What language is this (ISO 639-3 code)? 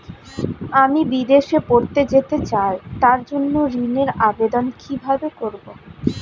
ben